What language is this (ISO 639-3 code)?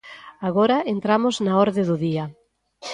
glg